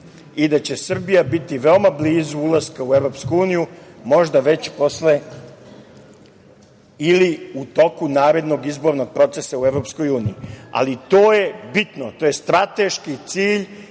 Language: Serbian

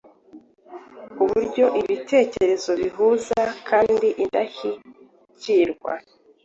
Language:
Kinyarwanda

